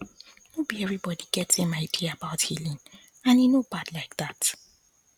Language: Nigerian Pidgin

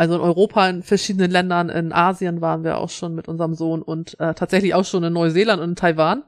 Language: German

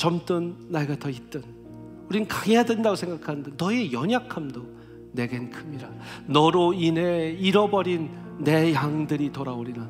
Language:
Korean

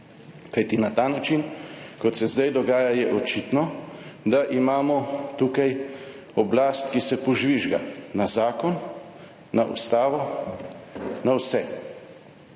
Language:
Slovenian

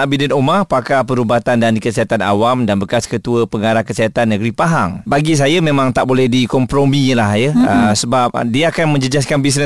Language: Malay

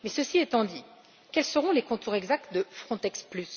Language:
French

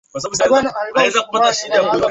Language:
Swahili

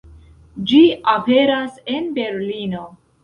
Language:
Esperanto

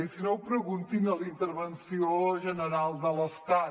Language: Catalan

